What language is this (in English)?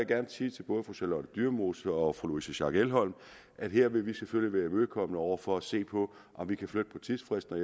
Danish